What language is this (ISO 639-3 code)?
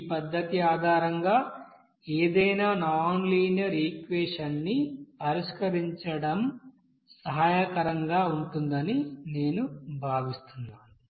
tel